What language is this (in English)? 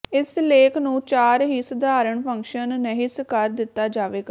Punjabi